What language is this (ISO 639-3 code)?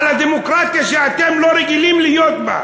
heb